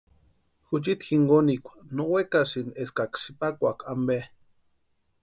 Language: Western Highland Purepecha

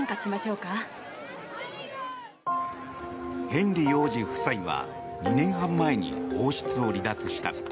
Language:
Japanese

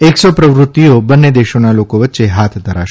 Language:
Gujarati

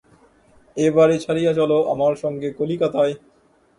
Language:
Bangla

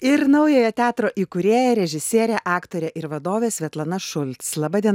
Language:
Lithuanian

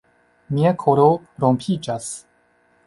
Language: Esperanto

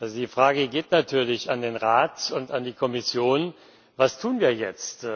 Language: German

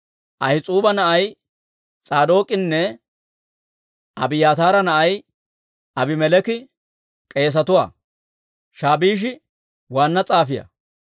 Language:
Dawro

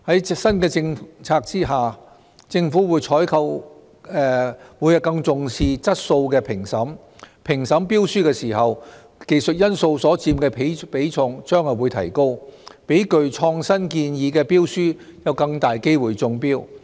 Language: Cantonese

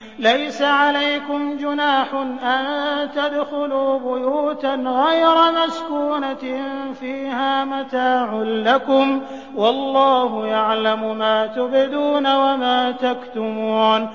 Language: Arabic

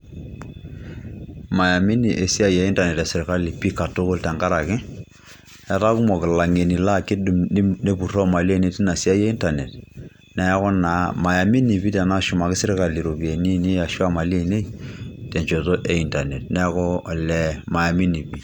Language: Masai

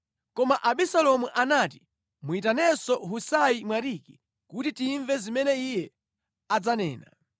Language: Nyanja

